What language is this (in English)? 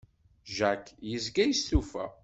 Kabyle